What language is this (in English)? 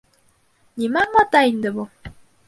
Bashkir